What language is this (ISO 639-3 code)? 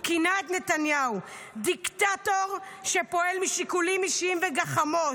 heb